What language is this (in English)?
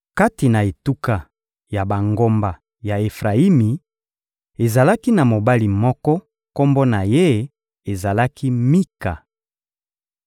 Lingala